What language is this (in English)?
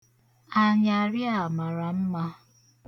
Igbo